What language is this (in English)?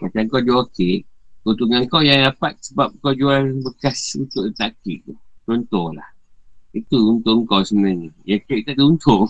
Malay